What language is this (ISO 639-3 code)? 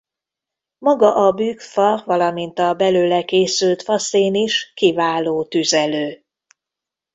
hun